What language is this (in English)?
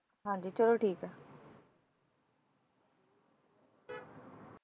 Punjabi